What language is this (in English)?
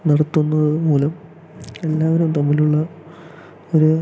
Malayalam